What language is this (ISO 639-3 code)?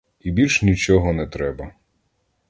ukr